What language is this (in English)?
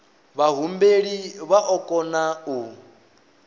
Venda